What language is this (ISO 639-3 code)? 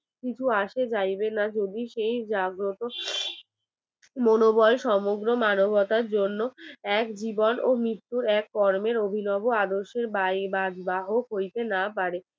ben